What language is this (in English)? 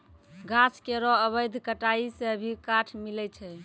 Maithili